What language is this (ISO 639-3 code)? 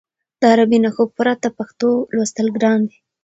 pus